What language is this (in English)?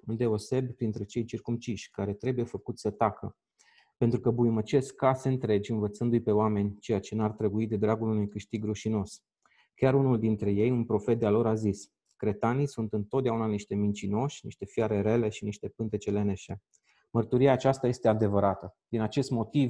Romanian